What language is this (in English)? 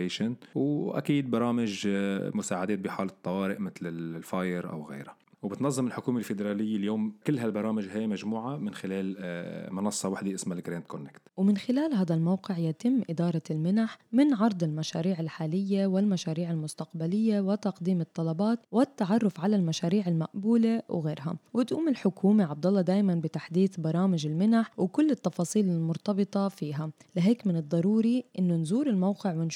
Arabic